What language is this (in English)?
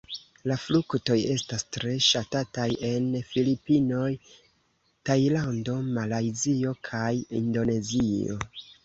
Esperanto